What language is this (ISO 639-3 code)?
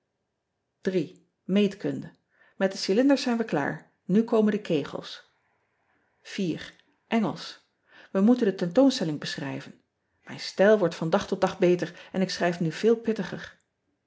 nld